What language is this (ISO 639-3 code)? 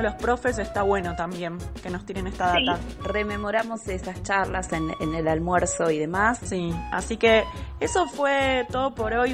spa